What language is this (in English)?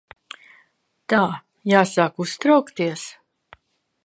Latvian